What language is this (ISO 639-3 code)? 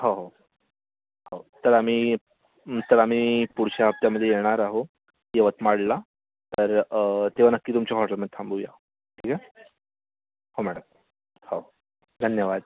mar